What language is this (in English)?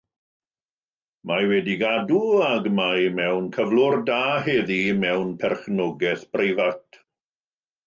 Welsh